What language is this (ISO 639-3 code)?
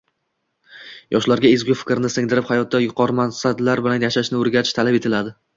uzb